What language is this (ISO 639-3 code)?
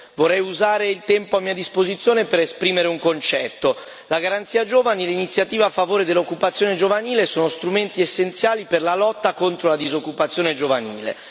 ita